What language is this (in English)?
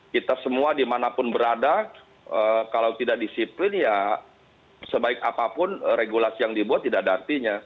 Indonesian